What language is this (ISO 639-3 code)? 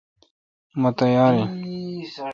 xka